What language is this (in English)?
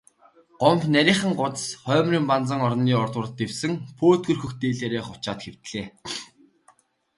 Mongolian